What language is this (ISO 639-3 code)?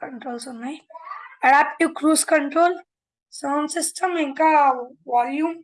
tel